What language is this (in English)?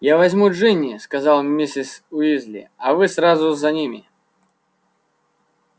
Russian